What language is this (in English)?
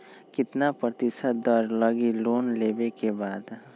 Magahi